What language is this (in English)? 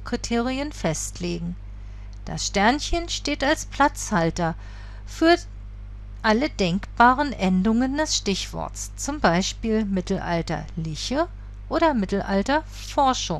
German